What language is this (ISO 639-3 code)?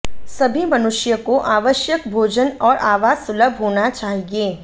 hin